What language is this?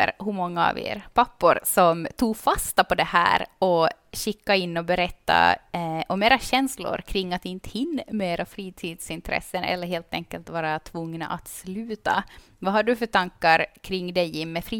Swedish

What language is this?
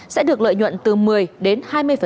Vietnamese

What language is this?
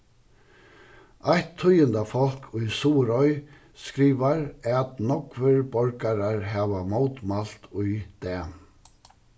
Faroese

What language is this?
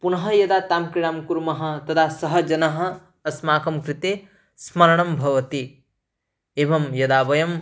Sanskrit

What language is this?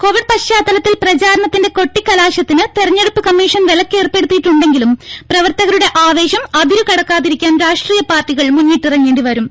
Malayalam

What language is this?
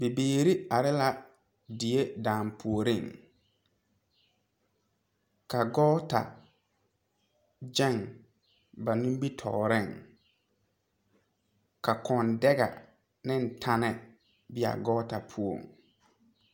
Southern Dagaare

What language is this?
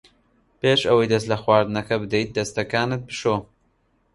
Central Kurdish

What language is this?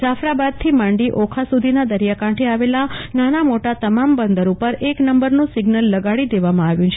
Gujarati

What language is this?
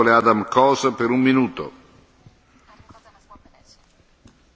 Hungarian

